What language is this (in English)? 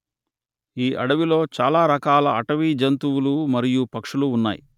Telugu